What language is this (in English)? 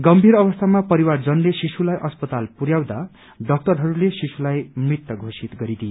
Nepali